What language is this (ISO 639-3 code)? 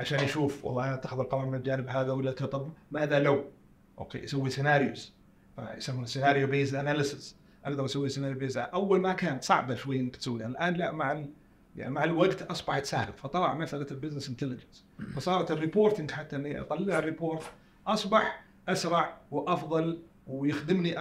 ara